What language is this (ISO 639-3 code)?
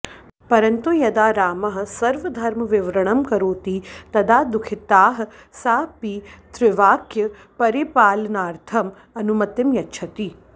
san